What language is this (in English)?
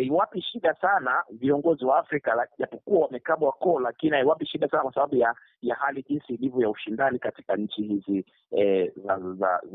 Swahili